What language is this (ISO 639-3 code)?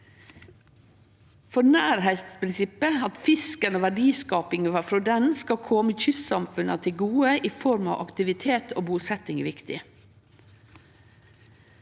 nor